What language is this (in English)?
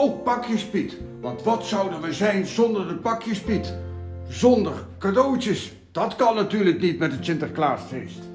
Dutch